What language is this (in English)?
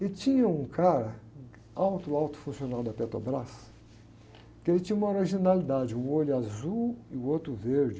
Portuguese